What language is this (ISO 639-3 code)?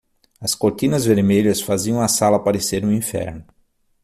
por